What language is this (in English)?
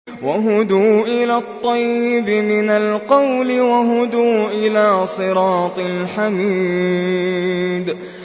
Arabic